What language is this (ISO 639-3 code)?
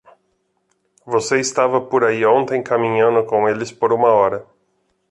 por